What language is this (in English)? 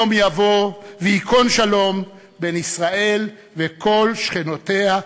Hebrew